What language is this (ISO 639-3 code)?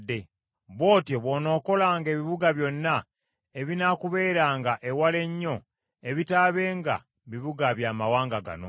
lug